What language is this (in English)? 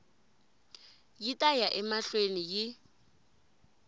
Tsonga